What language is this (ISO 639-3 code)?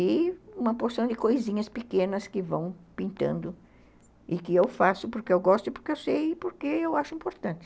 por